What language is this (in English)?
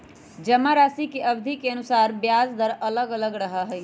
Magahi